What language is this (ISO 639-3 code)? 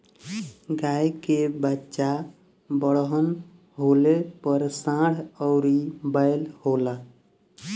bho